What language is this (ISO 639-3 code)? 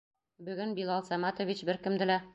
bak